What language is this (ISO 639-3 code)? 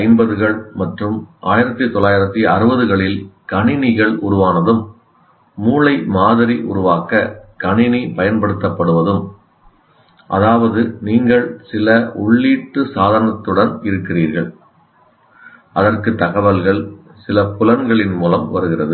tam